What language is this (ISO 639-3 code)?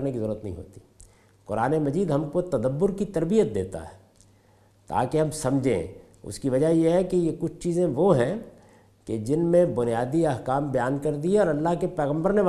urd